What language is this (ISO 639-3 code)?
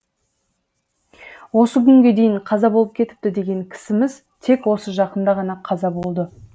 kaz